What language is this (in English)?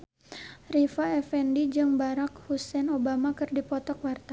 Sundanese